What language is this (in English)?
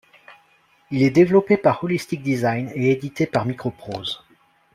French